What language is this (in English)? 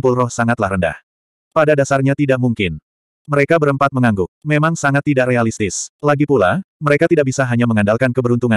Indonesian